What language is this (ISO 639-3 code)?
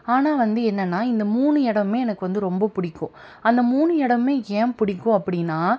tam